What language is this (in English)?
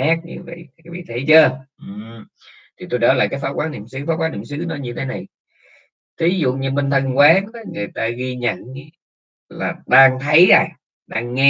Vietnamese